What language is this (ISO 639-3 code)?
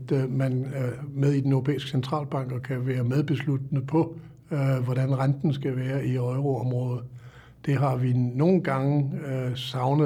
dan